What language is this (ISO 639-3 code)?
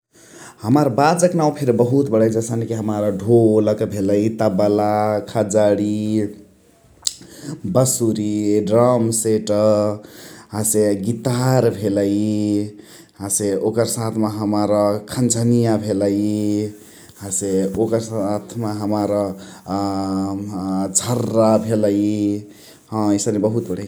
the